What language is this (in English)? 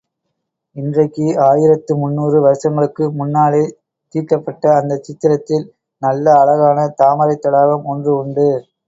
Tamil